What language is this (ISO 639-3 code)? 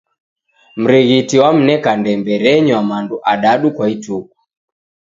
dav